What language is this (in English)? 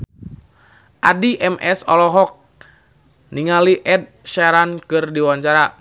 Sundanese